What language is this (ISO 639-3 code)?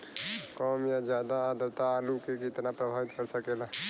bho